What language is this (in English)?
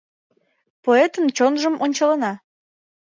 Mari